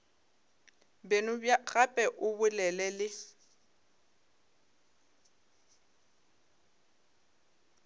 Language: Northern Sotho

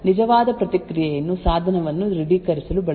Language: Kannada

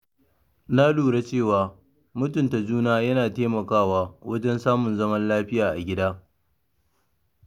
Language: Hausa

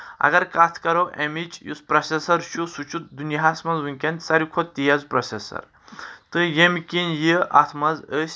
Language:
Kashmiri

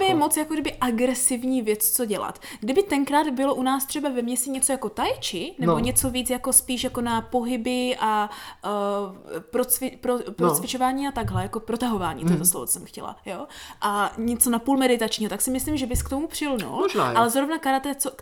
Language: Czech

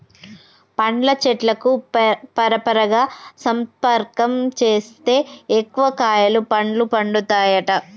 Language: Telugu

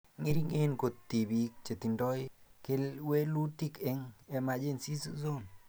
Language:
Kalenjin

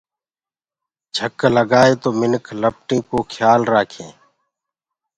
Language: Gurgula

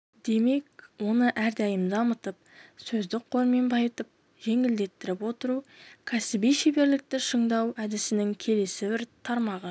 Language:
Kazakh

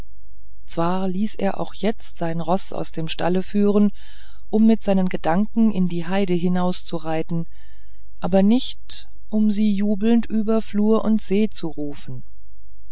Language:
German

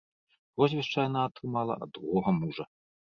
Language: Belarusian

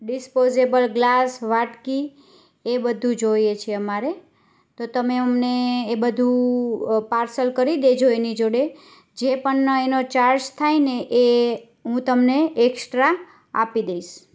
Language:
Gujarati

